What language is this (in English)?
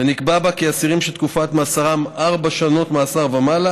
Hebrew